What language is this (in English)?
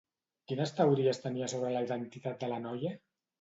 Catalan